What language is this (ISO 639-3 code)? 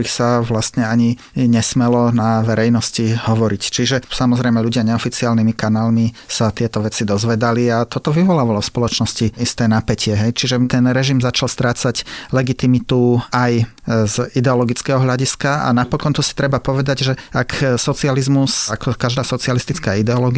slk